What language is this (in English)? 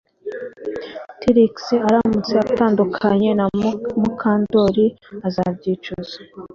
Kinyarwanda